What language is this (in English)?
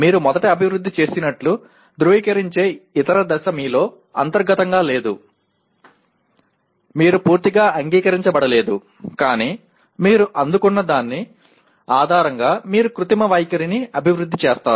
Telugu